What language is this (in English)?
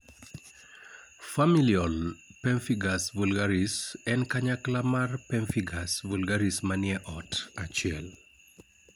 Luo (Kenya and Tanzania)